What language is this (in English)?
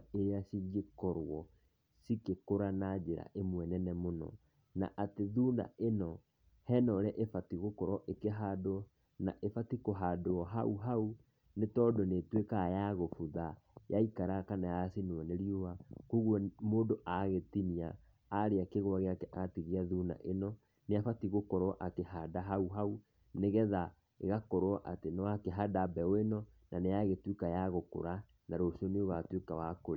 Kikuyu